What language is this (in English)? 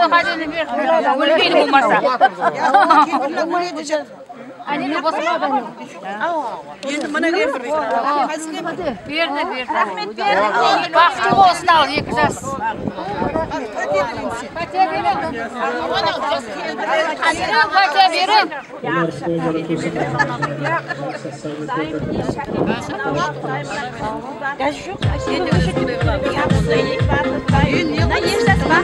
Turkish